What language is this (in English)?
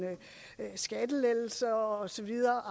Danish